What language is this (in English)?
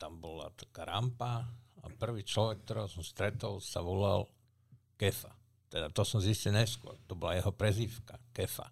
Slovak